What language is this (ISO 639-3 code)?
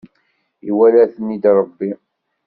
kab